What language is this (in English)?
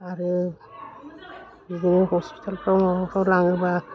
Bodo